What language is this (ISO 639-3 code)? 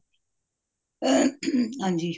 pan